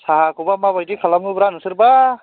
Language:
Bodo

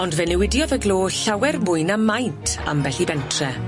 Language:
Welsh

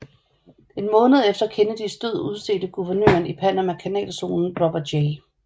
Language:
Danish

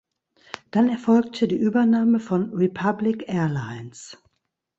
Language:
German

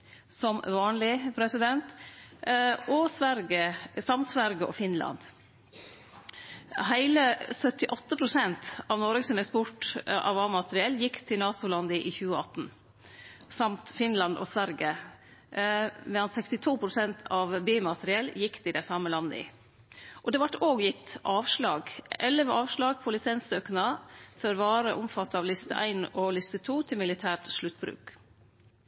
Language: Norwegian Nynorsk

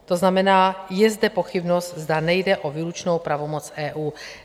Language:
Czech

